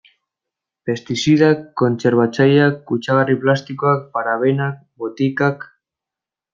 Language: Basque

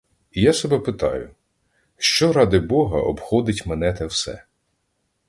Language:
Ukrainian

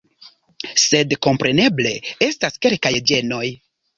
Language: Esperanto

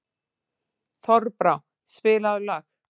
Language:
Icelandic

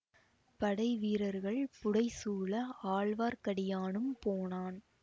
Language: Tamil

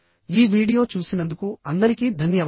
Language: Telugu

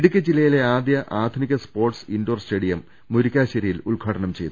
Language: Malayalam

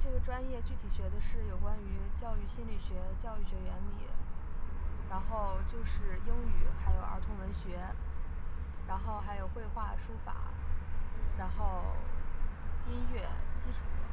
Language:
Chinese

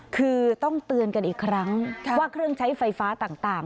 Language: Thai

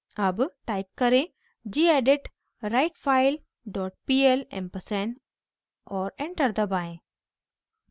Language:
Hindi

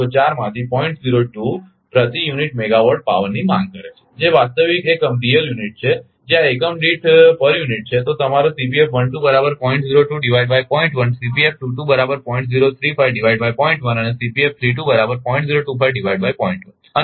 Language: Gujarati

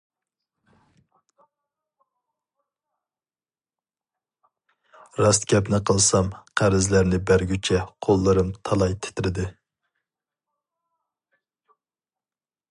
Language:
Uyghur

